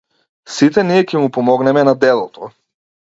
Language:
Macedonian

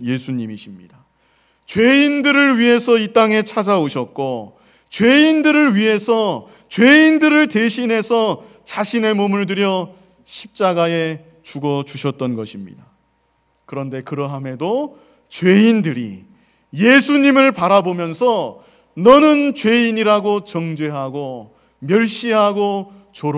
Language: Korean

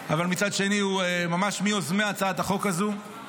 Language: Hebrew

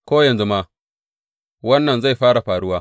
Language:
Hausa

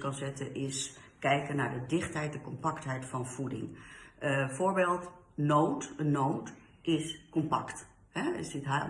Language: Dutch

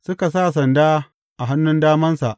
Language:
Hausa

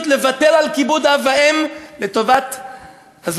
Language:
Hebrew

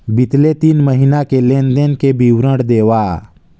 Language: Chhattisgarhi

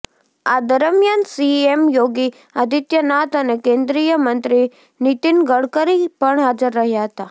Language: Gujarati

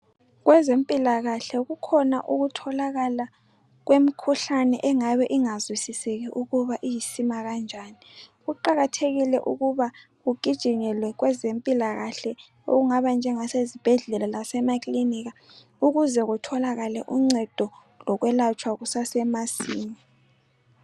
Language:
North Ndebele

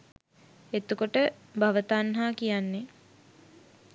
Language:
Sinhala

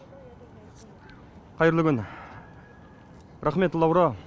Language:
Kazakh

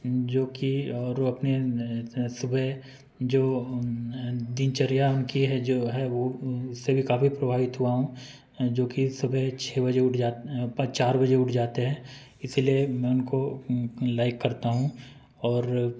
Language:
Hindi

